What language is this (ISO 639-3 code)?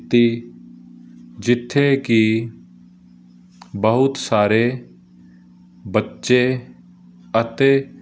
pan